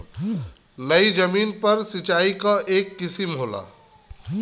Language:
Bhojpuri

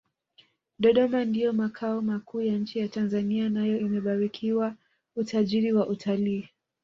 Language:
Swahili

